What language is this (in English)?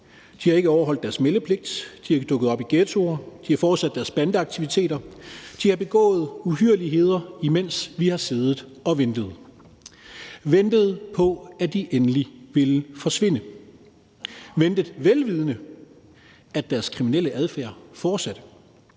Danish